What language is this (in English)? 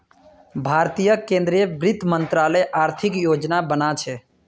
Magahi